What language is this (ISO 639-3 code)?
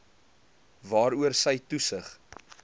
afr